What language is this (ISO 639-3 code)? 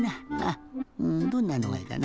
jpn